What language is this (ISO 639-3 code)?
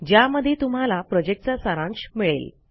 mar